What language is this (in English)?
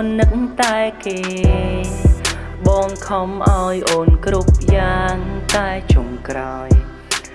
Khmer